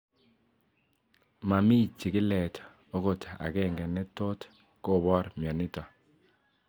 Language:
Kalenjin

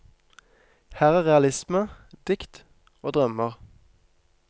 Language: Norwegian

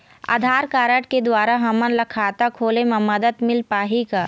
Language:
Chhattisgarhi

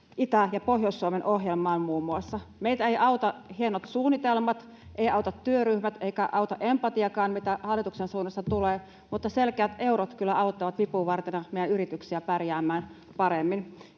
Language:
Finnish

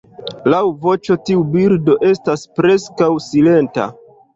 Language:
Esperanto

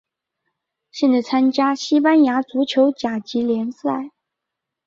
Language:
Chinese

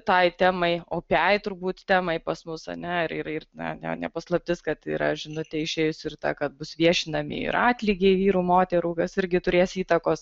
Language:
Lithuanian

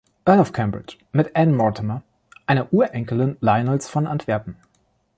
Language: German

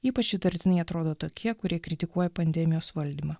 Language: Lithuanian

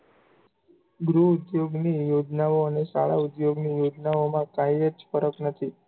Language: Gujarati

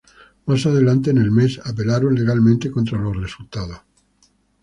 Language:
Spanish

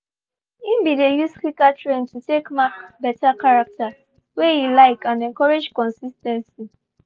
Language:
Nigerian Pidgin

